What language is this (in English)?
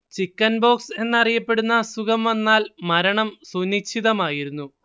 Malayalam